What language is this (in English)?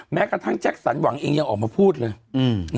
Thai